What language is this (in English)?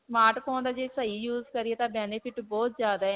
Punjabi